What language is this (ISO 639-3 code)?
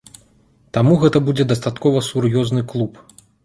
bel